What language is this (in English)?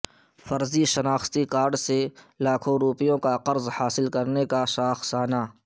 Urdu